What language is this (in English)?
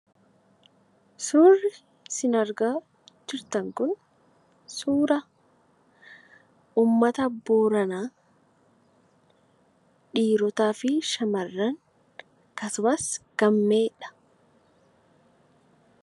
Oromo